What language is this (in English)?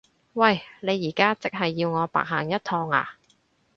Cantonese